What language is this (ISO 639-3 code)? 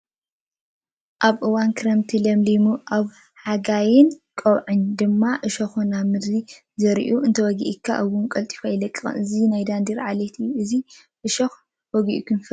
tir